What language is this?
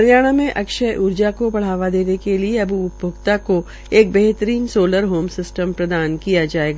Hindi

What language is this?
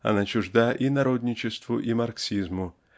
Russian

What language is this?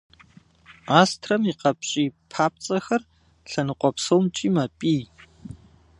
Kabardian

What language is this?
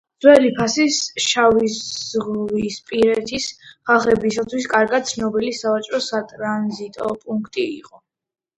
Georgian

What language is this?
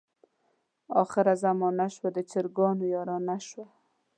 Pashto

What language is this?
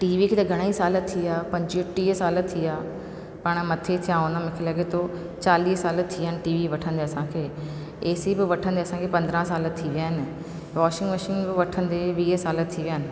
Sindhi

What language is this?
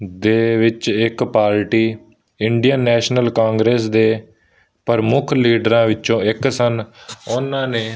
Punjabi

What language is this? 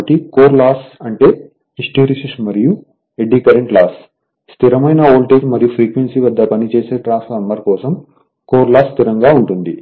Telugu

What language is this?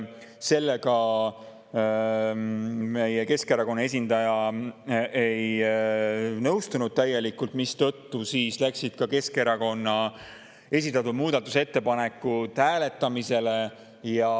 Estonian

